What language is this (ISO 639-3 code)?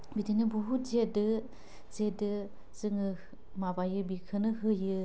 brx